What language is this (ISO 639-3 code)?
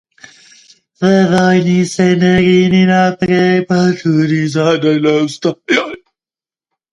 slv